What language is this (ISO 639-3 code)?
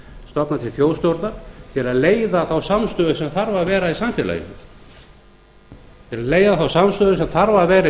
isl